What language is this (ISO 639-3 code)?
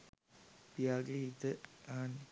sin